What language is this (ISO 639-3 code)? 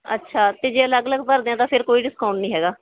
pan